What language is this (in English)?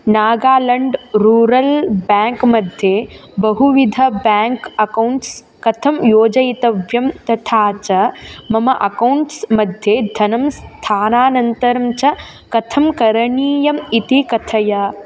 Sanskrit